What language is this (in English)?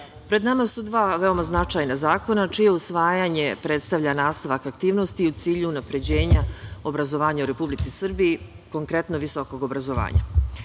Serbian